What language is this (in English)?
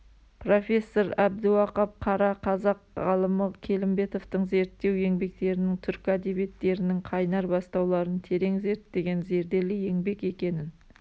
Kazakh